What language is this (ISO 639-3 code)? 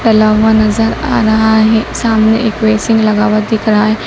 hin